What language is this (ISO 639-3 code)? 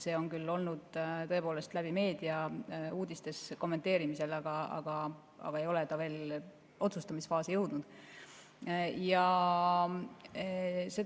est